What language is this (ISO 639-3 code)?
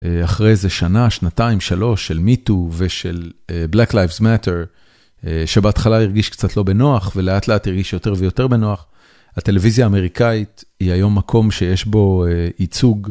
heb